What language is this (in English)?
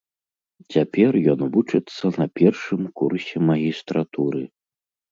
Belarusian